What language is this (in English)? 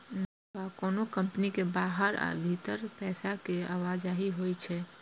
Maithili